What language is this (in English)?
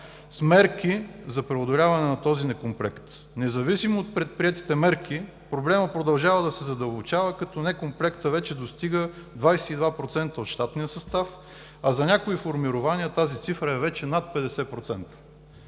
Bulgarian